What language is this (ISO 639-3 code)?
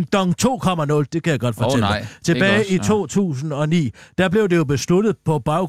dan